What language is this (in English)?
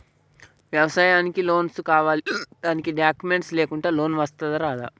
Telugu